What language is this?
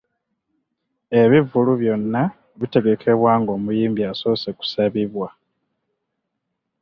Ganda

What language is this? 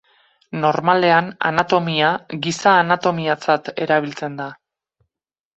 Basque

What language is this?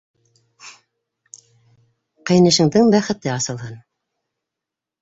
Bashkir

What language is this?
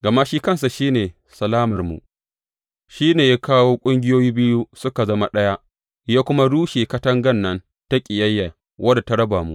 Hausa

